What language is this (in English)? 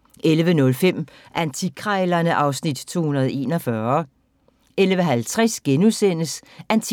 Danish